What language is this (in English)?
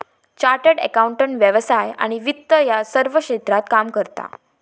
Marathi